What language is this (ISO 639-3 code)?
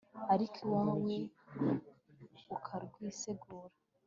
kin